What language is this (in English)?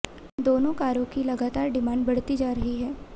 Hindi